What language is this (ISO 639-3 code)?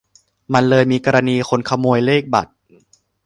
tha